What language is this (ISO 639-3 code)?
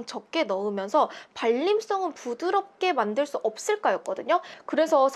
kor